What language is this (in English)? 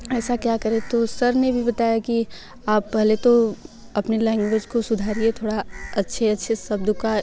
Hindi